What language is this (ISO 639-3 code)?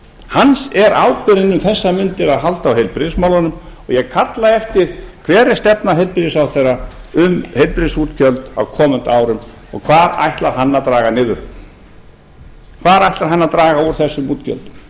isl